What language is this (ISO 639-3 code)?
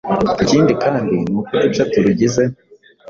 kin